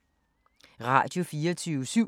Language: Danish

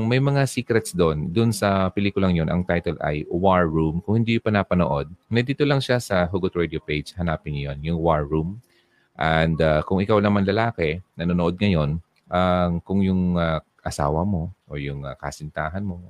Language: Filipino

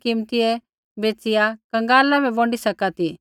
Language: Kullu Pahari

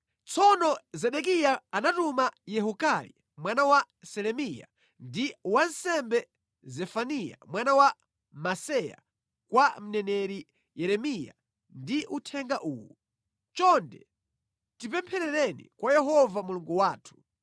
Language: Nyanja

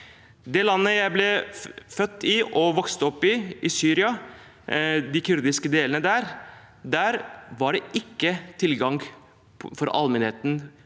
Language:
Norwegian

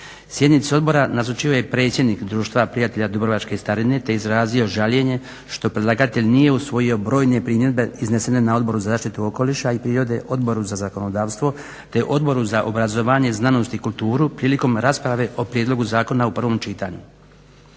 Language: Croatian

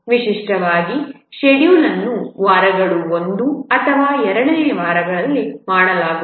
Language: Kannada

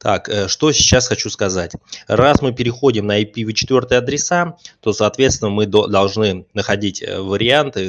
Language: Russian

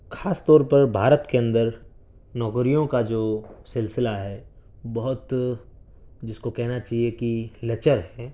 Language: Urdu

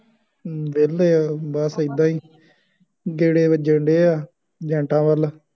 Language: Punjabi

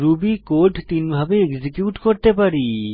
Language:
Bangla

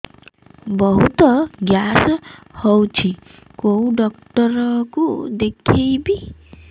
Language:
Odia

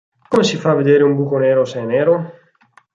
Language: Italian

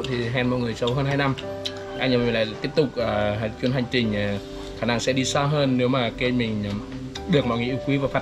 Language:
Vietnamese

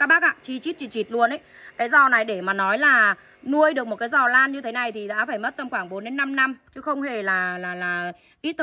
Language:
Vietnamese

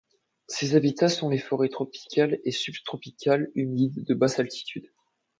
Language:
French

